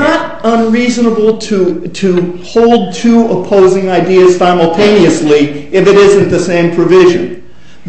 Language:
English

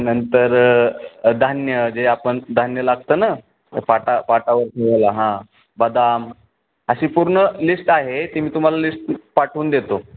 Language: Marathi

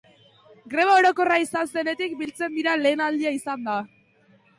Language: Basque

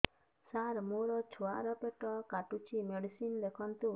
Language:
Odia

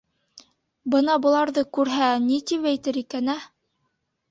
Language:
Bashkir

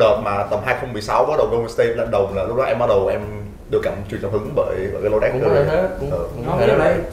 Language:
Vietnamese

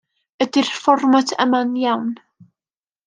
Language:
Welsh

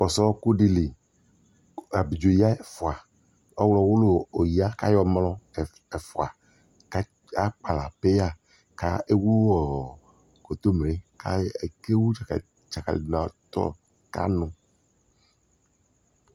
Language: Ikposo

